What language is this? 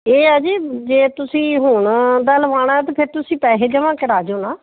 Punjabi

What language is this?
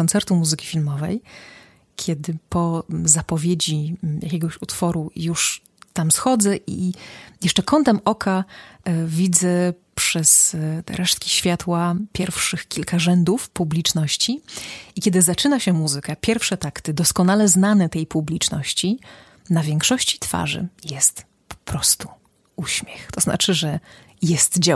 Polish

